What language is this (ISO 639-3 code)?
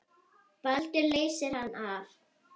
isl